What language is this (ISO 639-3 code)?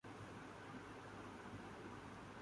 urd